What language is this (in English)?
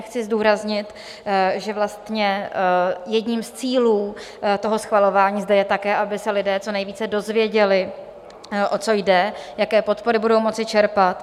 Czech